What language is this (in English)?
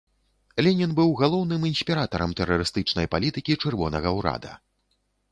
Belarusian